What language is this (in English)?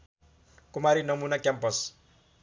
Nepali